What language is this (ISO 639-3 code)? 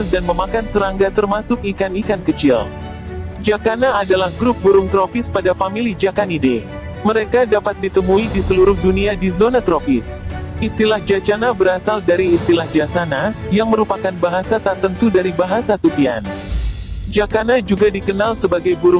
ind